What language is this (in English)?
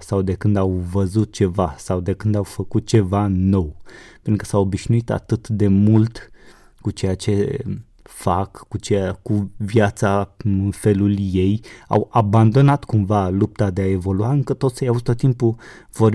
Romanian